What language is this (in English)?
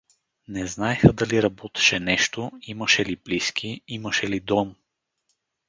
Bulgarian